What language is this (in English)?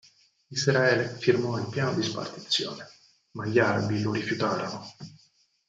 Italian